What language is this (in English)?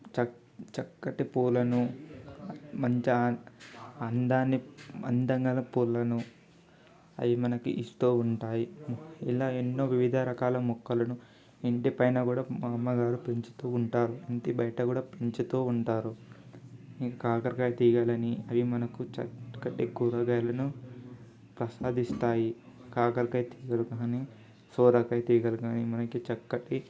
Telugu